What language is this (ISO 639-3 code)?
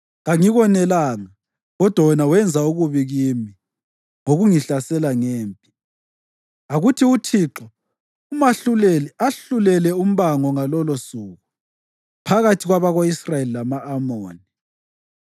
nde